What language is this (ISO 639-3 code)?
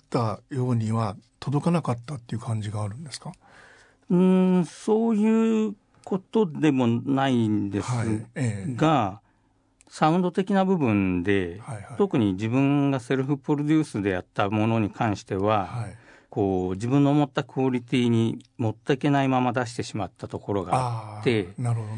jpn